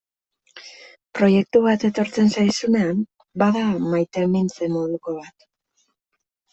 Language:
Basque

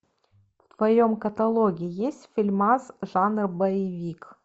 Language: Russian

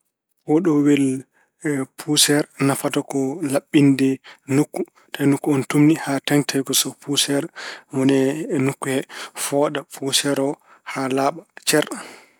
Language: Fula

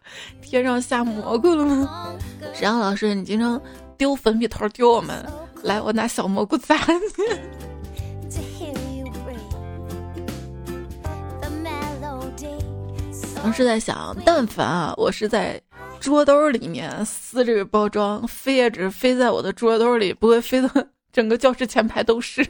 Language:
Chinese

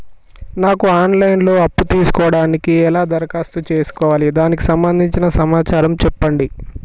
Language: Telugu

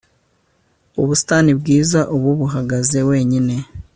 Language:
Kinyarwanda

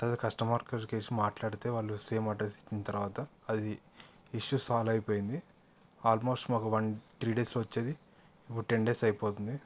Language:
Telugu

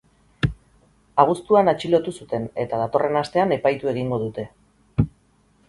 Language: Basque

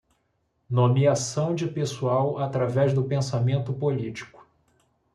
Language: Portuguese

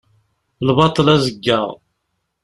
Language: Kabyle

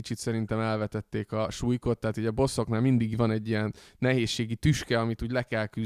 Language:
Hungarian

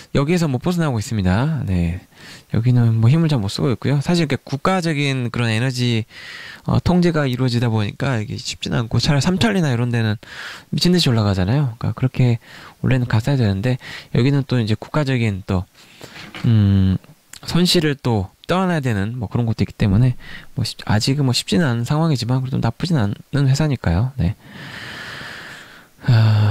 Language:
Korean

